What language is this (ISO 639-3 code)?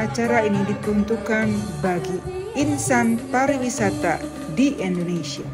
ind